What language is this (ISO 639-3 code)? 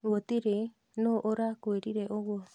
kik